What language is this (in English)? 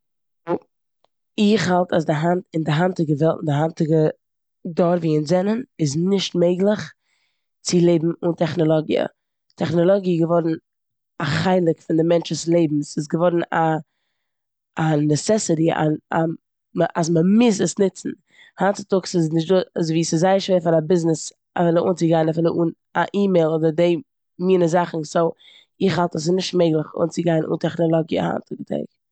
Yiddish